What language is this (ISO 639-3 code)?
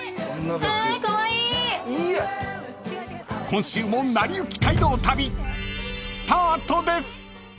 jpn